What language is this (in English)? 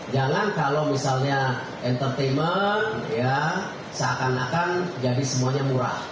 Indonesian